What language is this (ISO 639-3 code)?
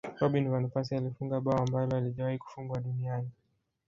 swa